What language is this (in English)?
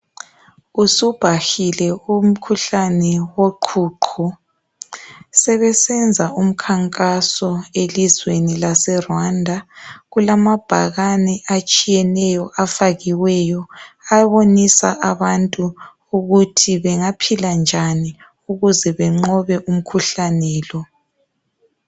North Ndebele